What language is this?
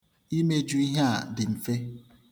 Igbo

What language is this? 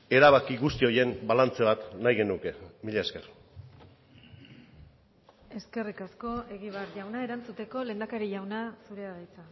Basque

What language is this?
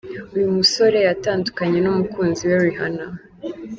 Kinyarwanda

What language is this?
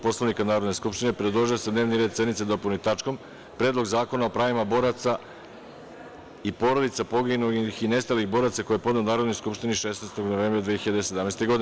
Serbian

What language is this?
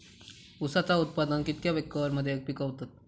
Marathi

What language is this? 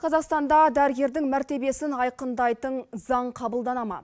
Kazakh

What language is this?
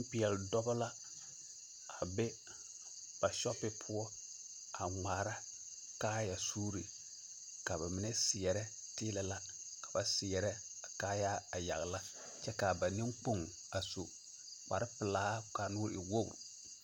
Southern Dagaare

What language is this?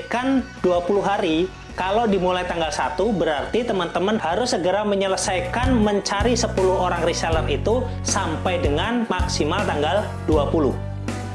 Indonesian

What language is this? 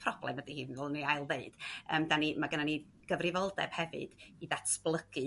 Welsh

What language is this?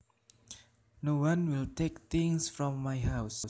Javanese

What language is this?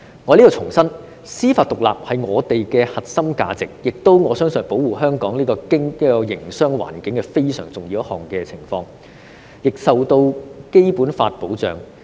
Cantonese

